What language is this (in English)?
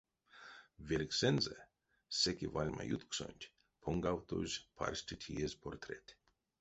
Erzya